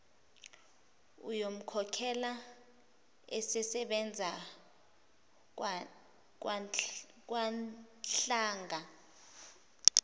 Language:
Zulu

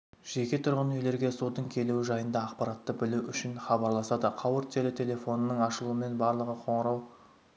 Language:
Kazakh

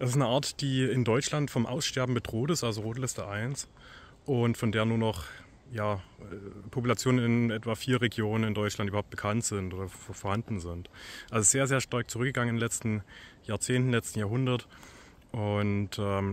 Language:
German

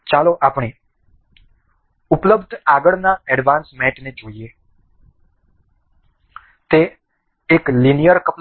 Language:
Gujarati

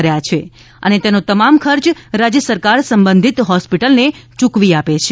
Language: Gujarati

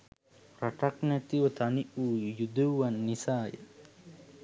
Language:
Sinhala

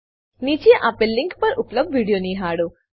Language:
Gujarati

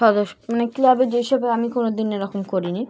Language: Bangla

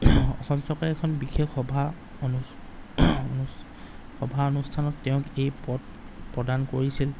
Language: Assamese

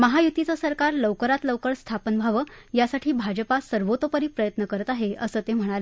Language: Marathi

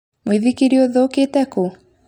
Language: Kikuyu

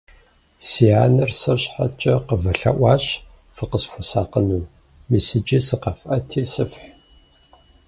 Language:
Kabardian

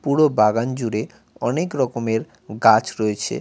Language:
Bangla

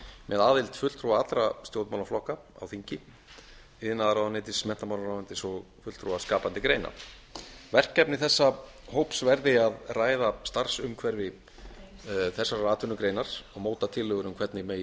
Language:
Icelandic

